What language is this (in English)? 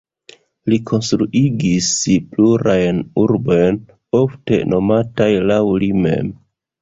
Esperanto